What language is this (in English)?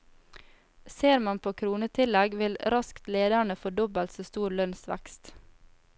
Norwegian